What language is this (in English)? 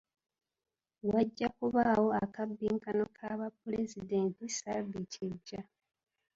Ganda